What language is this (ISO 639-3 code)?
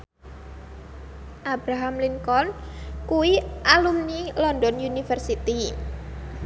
jav